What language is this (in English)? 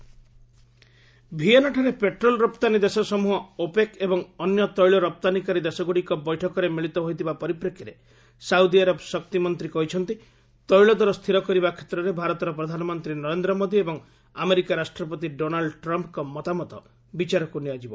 Odia